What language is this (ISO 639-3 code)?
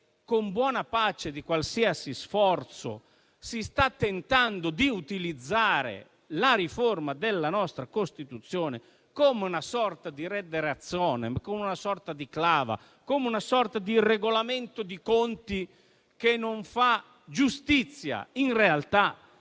ita